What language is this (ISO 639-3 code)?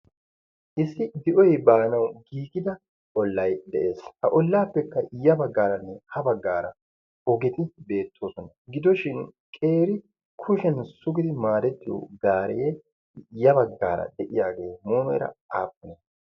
wal